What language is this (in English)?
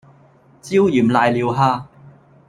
Cantonese